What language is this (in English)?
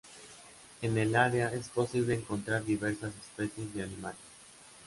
Spanish